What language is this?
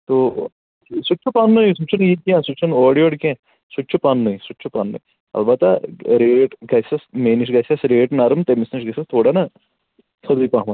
Kashmiri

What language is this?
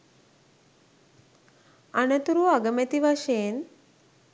Sinhala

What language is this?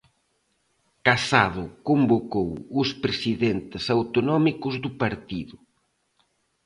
Galician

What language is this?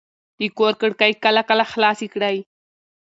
Pashto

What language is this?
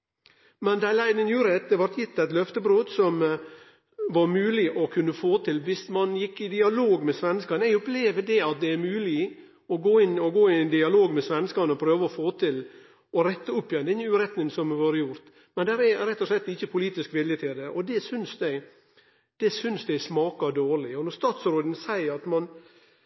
Norwegian Nynorsk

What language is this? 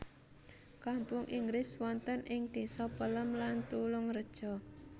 Javanese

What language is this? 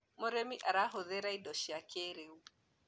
Kikuyu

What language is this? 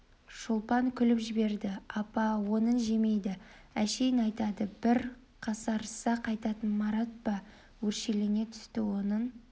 Kazakh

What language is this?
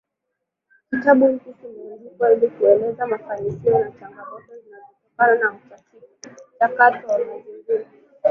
Swahili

